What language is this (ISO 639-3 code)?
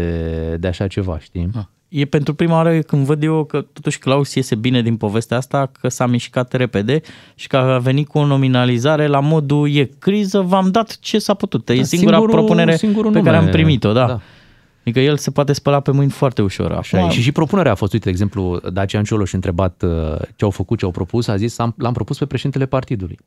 ron